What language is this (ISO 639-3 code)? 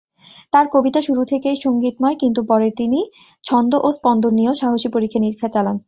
ben